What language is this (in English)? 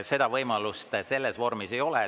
Estonian